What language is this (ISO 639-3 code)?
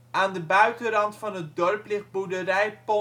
nld